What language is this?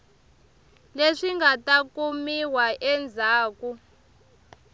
Tsonga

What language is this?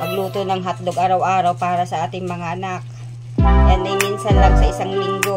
Filipino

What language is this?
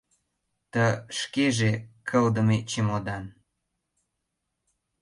Mari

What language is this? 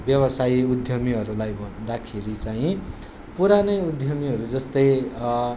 Nepali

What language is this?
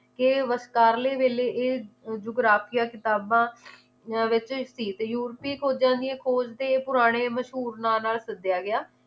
Punjabi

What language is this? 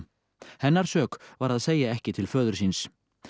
Icelandic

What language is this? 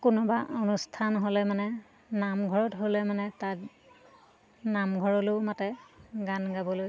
Assamese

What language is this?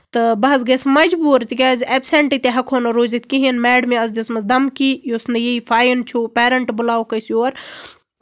Kashmiri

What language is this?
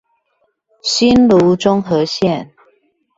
Chinese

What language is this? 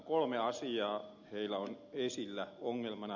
Finnish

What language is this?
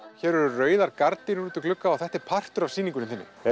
Icelandic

